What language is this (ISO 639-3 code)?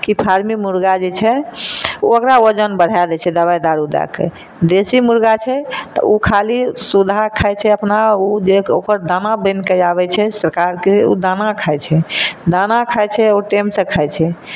mai